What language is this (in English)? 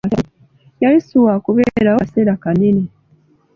Ganda